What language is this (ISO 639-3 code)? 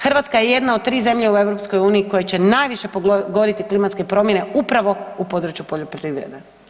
hrv